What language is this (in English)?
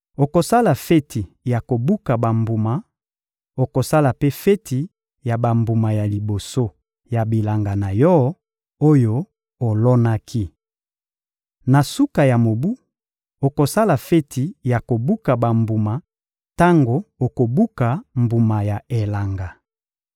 Lingala